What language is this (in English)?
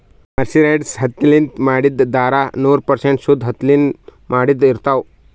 Kannada